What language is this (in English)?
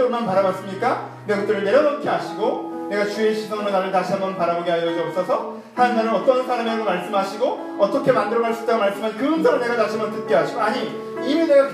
Korean